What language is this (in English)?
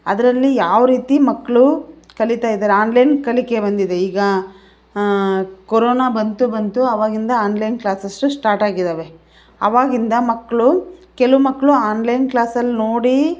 Kannada